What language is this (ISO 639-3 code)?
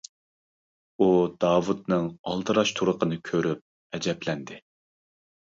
uig